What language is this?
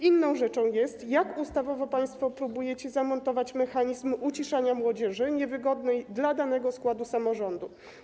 Polish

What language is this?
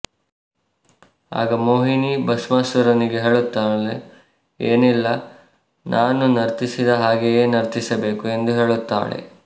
Kannada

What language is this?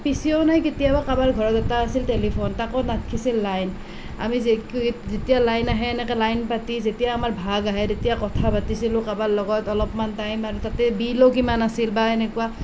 Assamese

